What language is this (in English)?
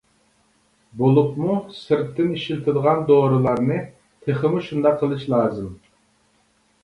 Uyghur